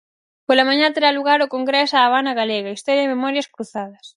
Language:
Galician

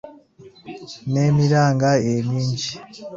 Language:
Ganda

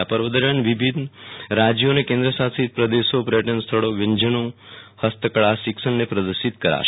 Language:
Gujarati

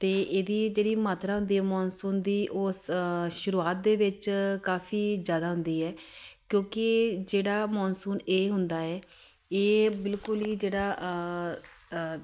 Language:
Punjabi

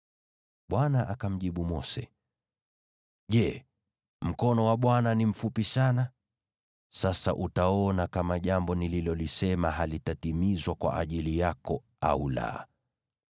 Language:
Swahili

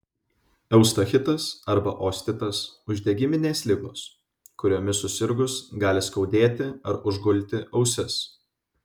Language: Lithuanian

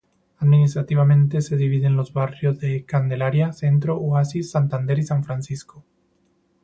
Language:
Spanish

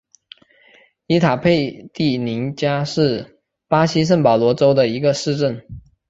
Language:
Chinese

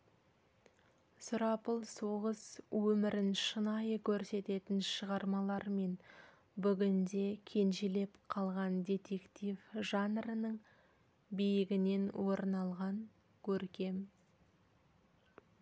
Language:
Kazakh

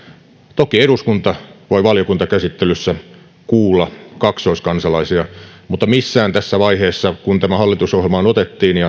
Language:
Finnish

